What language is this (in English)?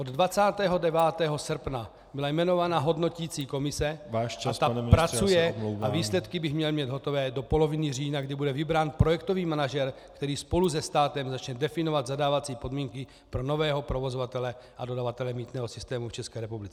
Czech